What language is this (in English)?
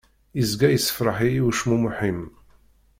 Kabyle